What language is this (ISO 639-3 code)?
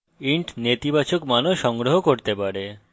ben